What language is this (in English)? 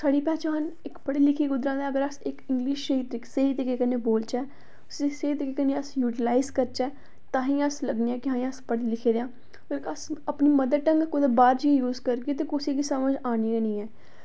Dogri